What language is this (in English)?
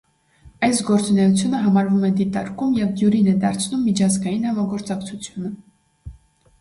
Armenian